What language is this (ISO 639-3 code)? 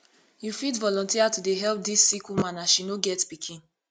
pcm